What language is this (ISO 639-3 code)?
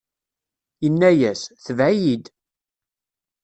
kab